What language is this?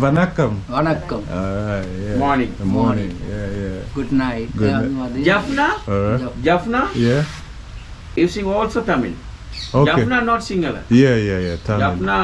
English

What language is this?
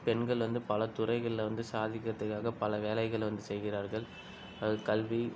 Tamil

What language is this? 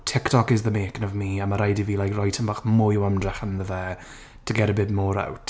Welsh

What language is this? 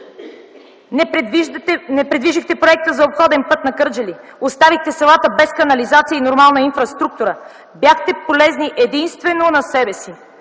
Bulgarian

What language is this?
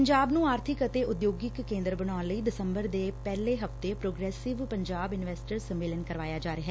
Punjabi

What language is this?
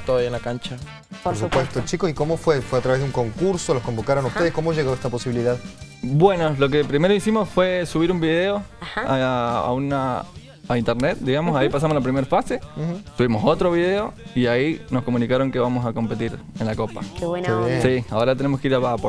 Spanish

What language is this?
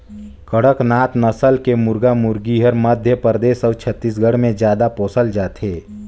Chhattisgarhi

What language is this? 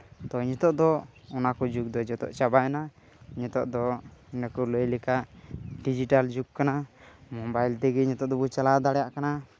Santali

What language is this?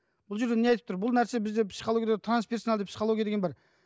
Kazakh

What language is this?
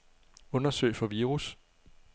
Danish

